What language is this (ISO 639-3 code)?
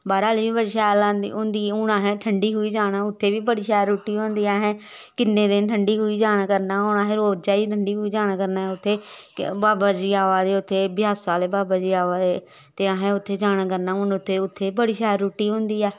doi